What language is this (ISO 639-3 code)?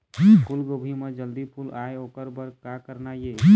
hne